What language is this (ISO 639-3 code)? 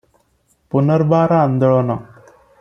ori